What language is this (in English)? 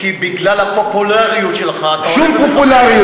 Hebrew